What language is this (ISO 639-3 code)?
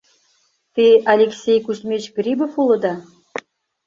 chm